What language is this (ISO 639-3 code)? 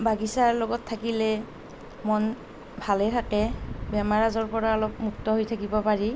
asm